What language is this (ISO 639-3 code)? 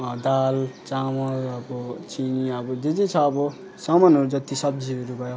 nep